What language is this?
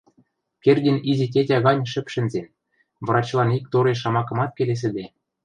Western Mari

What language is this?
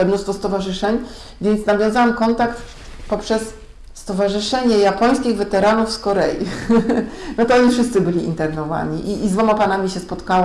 Polish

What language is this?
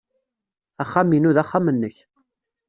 Kabyle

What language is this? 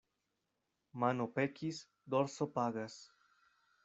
Esperanto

